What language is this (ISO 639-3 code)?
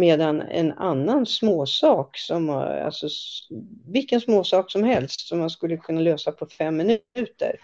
swe